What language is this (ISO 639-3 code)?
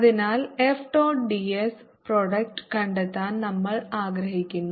mal